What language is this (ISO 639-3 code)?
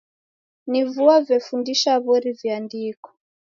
dav